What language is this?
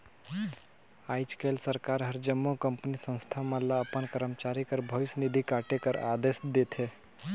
Chhattisgarhi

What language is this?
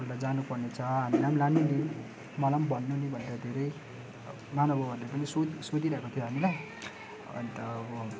Nepali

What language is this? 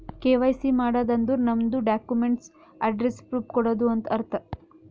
Kannada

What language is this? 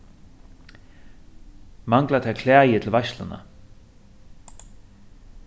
Faroese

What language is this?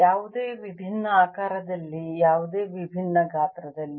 Kannada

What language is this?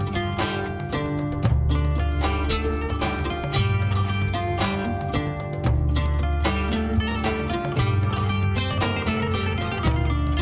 Indonesian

